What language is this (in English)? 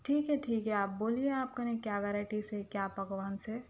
Urdu